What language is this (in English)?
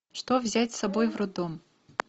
Russian